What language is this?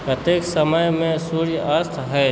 Maithili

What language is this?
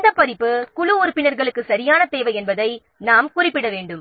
Tamil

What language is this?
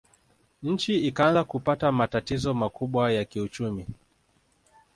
Swahili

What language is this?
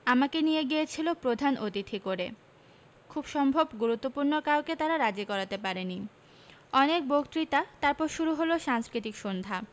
Bangla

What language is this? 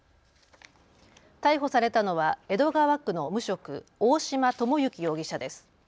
Japanese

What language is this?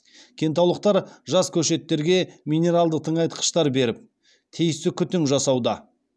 Kazakh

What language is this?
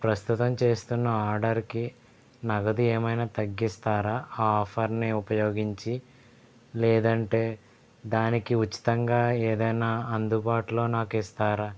Telugu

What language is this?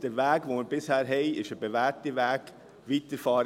Swiss German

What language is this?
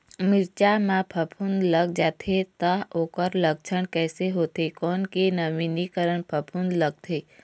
Chhattisgarhi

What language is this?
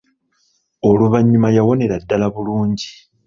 Ganda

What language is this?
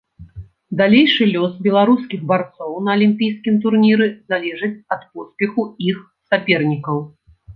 Belarusian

